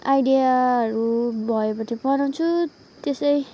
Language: Nepali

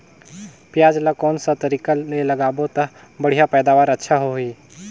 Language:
Chhattisgarhi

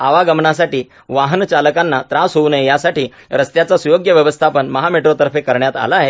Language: Marathi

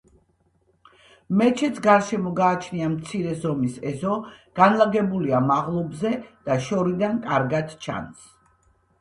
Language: Georgian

